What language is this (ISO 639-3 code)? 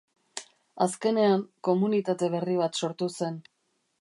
eus